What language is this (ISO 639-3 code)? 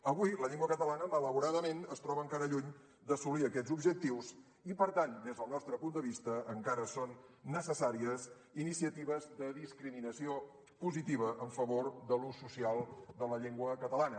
cat